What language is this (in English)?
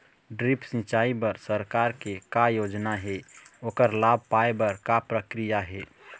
Chhattisgarhi